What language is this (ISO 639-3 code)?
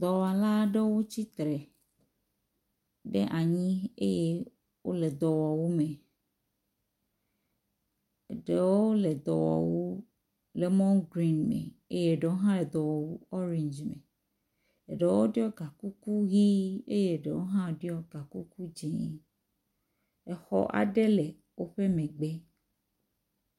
ewe